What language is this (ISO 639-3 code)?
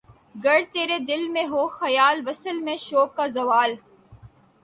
urd